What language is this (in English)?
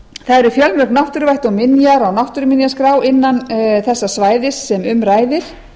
Icelandic